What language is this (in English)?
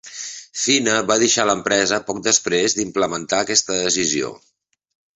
Catalan